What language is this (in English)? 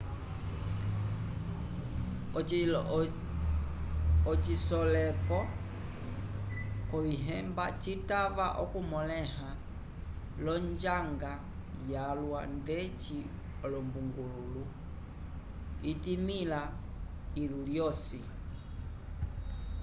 Umbundu